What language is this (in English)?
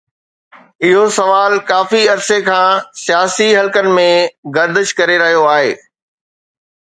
Sindhi